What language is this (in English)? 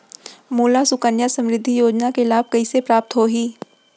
Chhattisgarhi